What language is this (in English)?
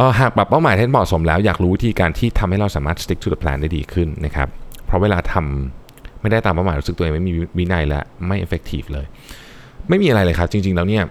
Thai